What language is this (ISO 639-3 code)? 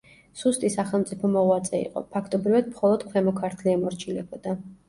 kat